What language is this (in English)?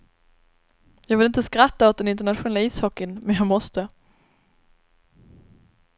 Swedish